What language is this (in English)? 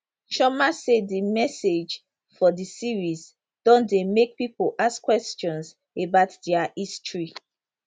Nigerian Pidgin